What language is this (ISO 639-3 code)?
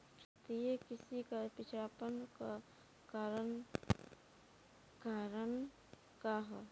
bho